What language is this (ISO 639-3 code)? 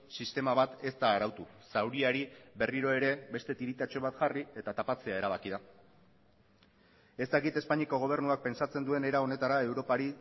eus